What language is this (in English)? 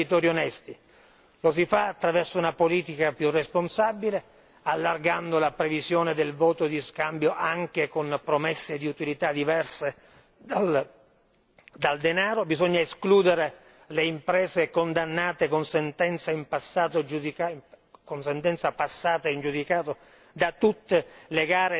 Italian